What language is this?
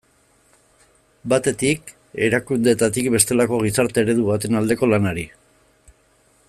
Basque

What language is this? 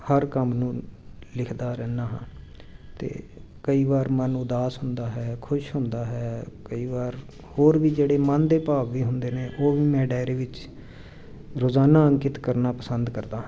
Punjabi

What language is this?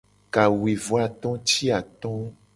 Gen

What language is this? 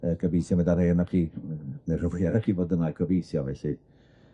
Welsh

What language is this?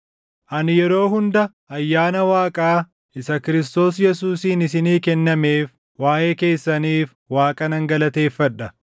Oromo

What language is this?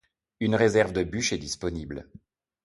French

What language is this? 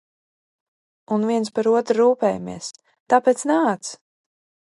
Latvian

